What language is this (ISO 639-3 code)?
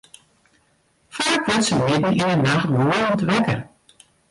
fry